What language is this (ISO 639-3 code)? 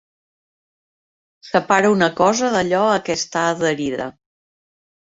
cat